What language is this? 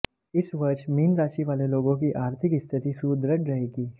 Hindi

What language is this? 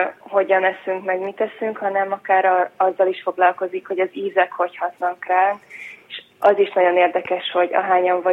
Hungarian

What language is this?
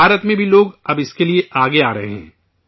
Urdu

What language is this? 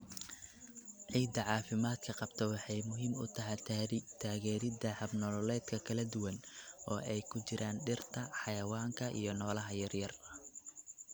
Somali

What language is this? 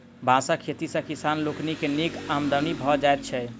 Maithili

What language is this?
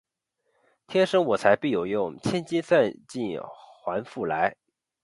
Chinese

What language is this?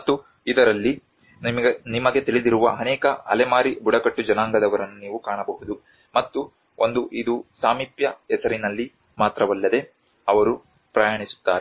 Kannada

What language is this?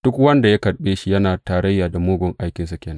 Hausa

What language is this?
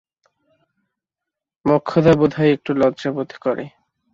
Bangla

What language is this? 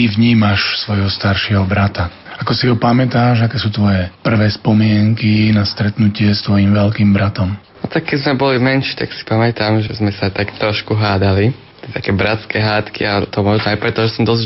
Slovak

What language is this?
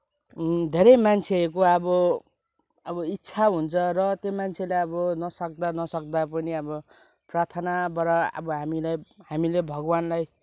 Nepali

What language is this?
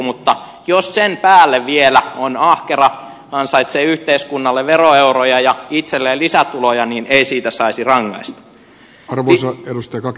Finnish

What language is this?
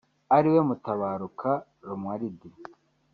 Kinyarwanda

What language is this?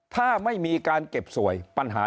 Thai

